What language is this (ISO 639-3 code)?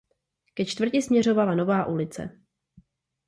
ces